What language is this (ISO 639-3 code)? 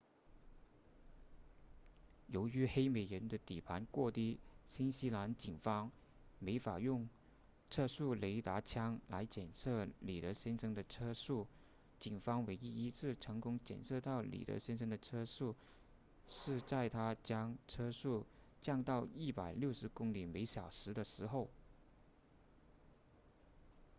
zho